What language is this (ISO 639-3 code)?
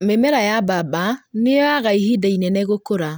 kik